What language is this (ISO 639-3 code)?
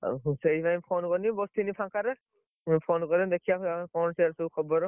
ori